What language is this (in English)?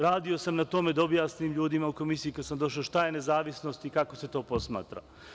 Serbian